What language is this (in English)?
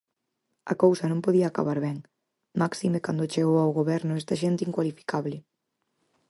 Galician